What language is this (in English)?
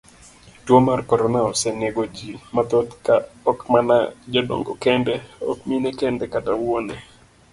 Luo (Kenya and Tanzania)